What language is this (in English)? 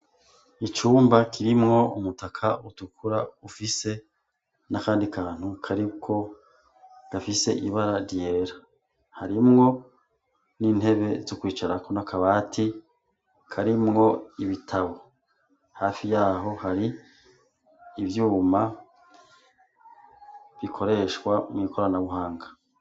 Rundi